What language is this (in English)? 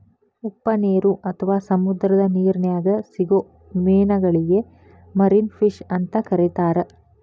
Kannada